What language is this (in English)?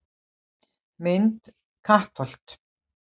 Icelandic